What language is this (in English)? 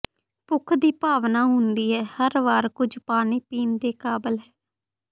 Punjabi